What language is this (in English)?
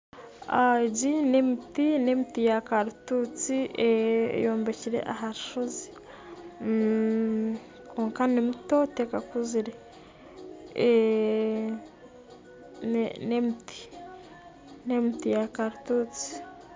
Nyankole